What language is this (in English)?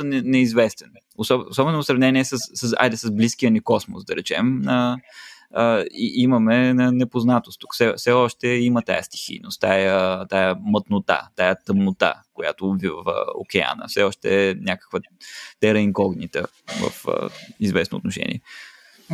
Bulgarian